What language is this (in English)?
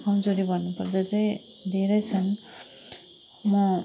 Nepali